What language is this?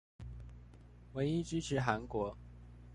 Chinese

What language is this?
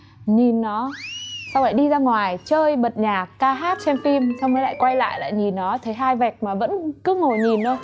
Vietnamese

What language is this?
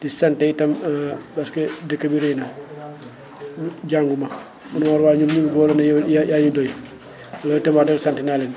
Wolof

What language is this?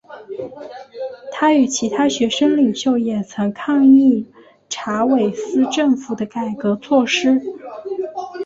Chinese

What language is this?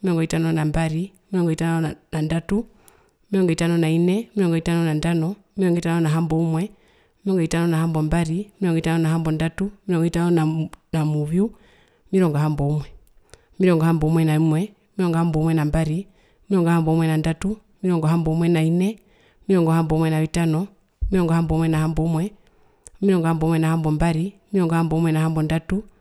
Herero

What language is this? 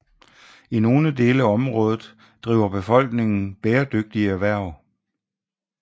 Danish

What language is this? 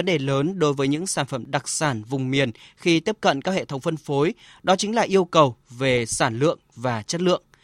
Vietnamese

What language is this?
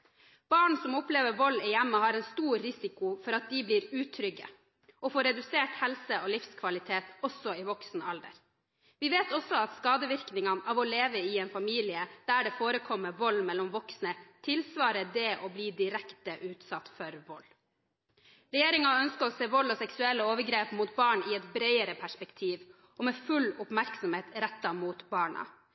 Norwegian Bokmål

